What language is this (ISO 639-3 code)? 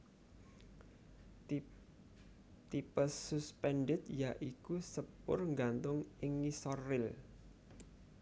jav